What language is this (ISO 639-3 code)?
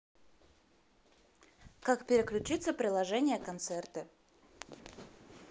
rus